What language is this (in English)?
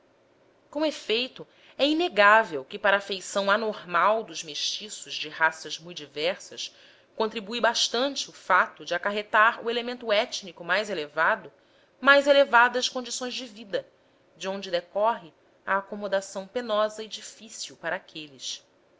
Portuguese